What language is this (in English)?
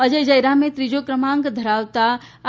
Gujarati